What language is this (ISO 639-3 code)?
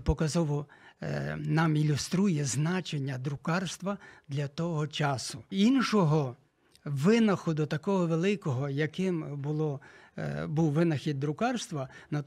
ukr